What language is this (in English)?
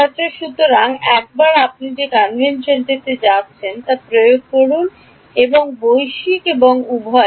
Bangla